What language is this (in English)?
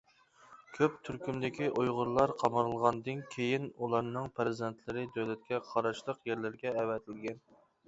Uyghur